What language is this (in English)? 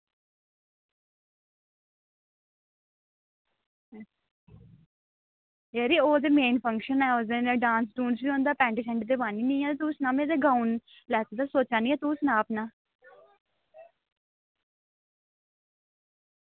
Dogri